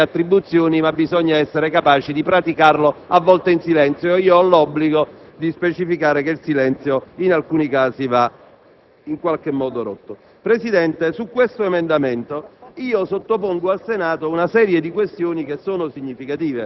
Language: Italian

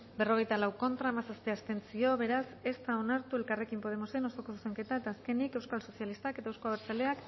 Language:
Basque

